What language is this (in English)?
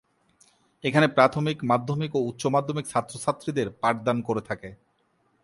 Bangla